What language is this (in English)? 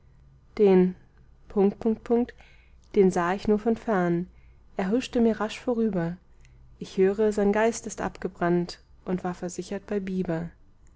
German